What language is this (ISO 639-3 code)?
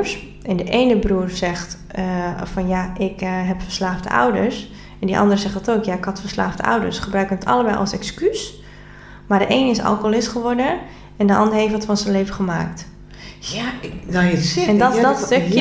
nld